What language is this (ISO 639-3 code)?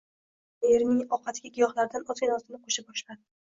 uzb